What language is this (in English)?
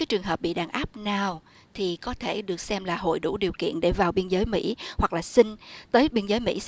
Vietnamese